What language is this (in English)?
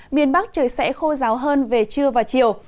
Vietnamese